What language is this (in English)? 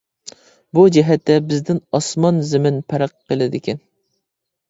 Uyghur